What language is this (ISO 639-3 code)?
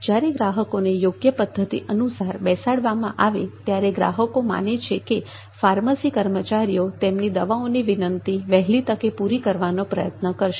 guj